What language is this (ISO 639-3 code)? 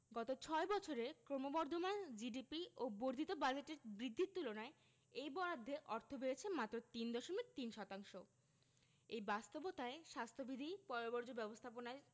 ben